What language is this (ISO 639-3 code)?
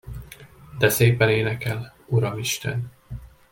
hun